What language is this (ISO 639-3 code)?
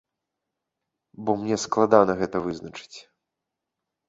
bel